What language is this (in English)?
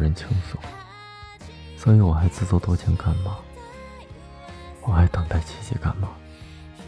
Chinese